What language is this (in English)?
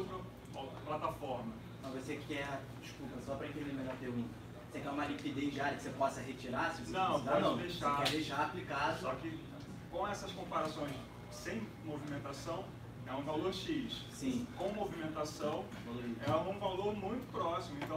Portuguese